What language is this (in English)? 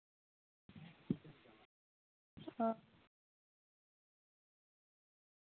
Santali